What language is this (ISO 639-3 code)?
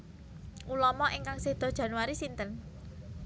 jav